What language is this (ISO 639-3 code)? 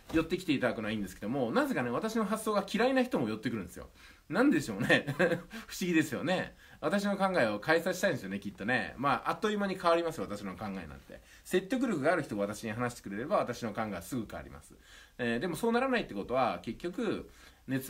jpn